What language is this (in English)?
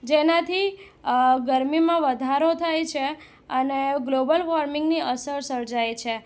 Gujarati